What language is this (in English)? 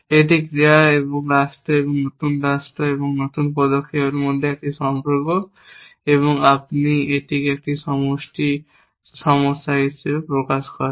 Bangla